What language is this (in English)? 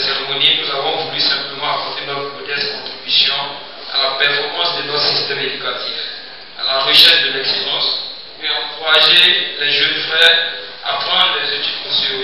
French